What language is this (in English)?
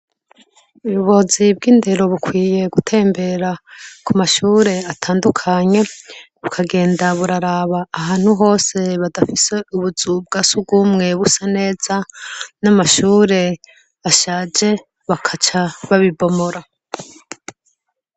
Rundi